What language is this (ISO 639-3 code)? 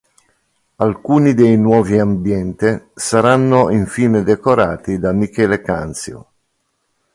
ita